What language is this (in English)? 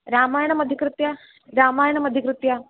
Sanskrit